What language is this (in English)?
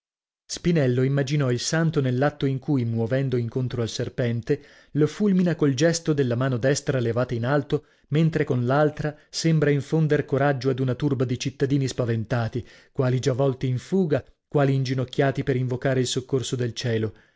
Italian